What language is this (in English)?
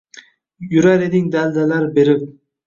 Uzbek